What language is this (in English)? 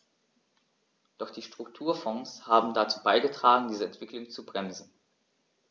German